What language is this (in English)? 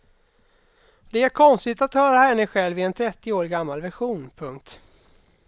Swedish